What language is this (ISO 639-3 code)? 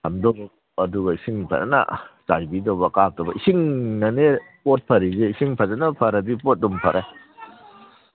mni